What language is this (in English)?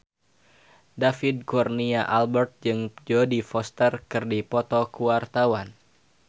Sundanese